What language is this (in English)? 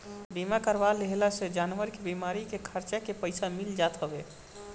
Bhojpuri